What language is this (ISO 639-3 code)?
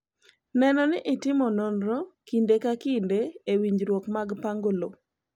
luo